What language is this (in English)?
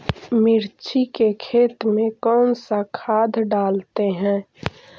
Magahi